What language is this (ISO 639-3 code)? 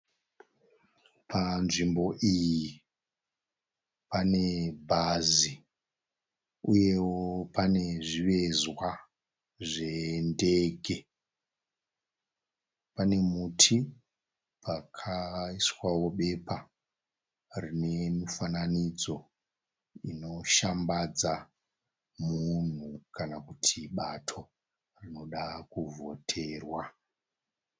sna